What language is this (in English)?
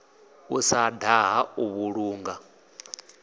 Venda